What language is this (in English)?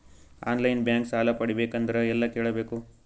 Kannada